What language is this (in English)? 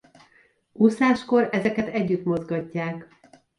Hungarian